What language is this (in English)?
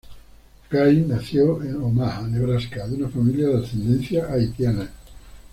Spanish